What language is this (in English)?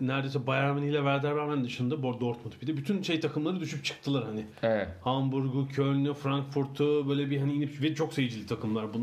Turkish